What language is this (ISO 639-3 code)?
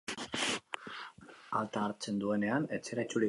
eus